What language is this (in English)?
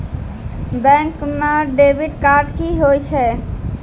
Maithili